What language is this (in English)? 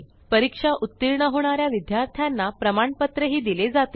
Marathi